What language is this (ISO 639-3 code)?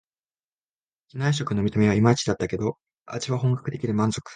jpn